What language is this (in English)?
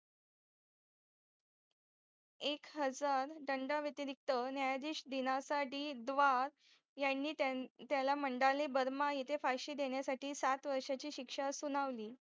Marathi